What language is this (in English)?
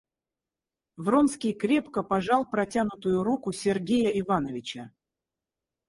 Russian